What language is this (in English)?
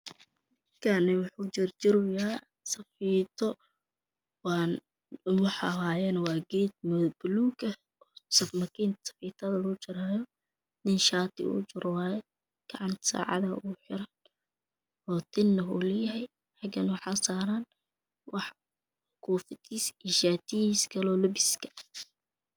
Somali